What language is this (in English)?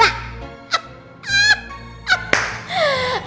Indonesian